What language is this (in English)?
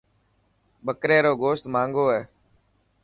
Dhatki